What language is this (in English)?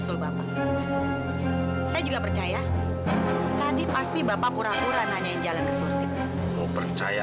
Indonesian